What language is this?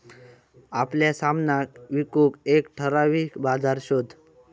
Marathi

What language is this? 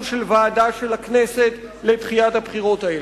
Hebrew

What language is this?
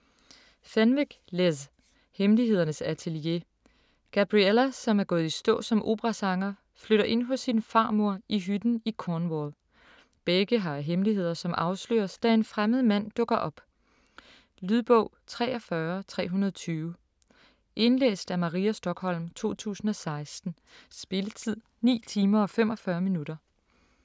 Danish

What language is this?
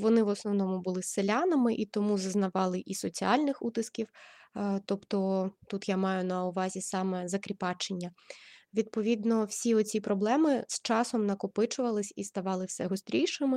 Ukrainian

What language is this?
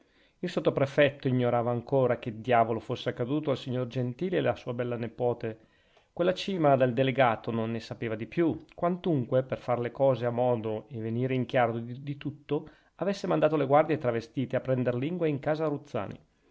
Italian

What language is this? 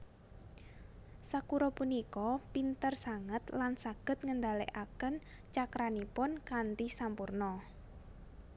Javanese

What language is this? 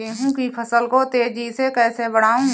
Hindi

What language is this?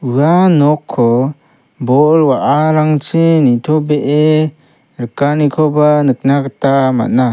Garo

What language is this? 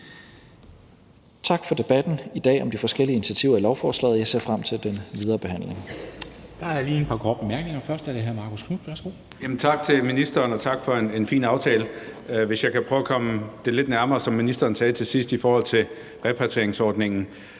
Danish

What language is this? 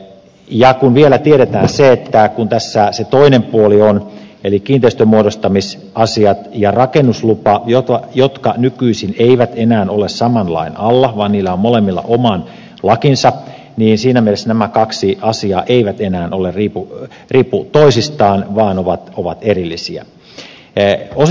Finnish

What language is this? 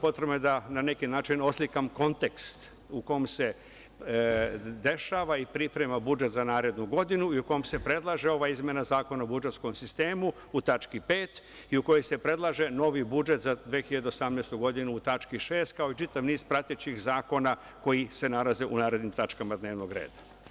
Serbian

